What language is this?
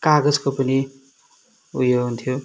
Nepali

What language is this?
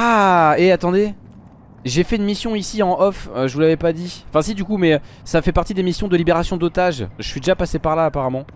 French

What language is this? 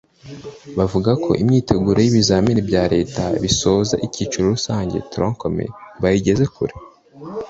Kinyarwanda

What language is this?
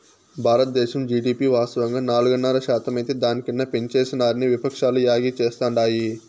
Telugu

